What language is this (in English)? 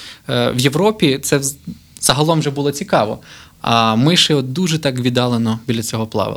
Ukrainian